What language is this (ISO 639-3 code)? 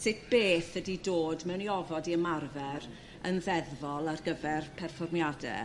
cym